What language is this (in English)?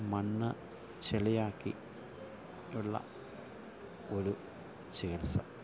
Malayalam